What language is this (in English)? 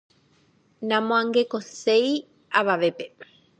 Guarani